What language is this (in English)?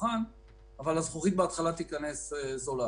Hebrew